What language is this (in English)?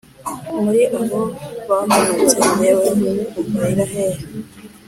Kinyarwanda